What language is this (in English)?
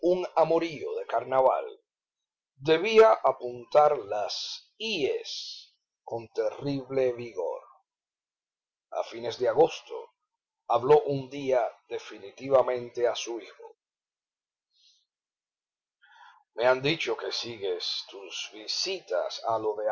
Spanish